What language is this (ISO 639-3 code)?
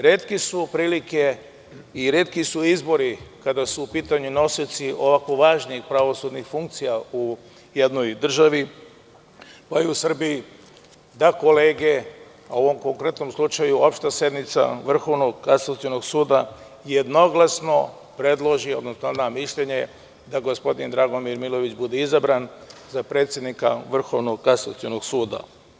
srp